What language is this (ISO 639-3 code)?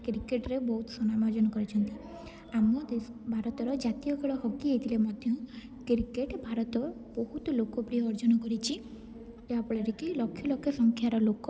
ori